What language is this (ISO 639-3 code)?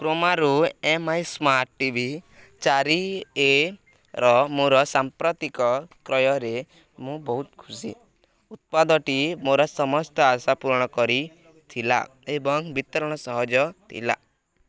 ori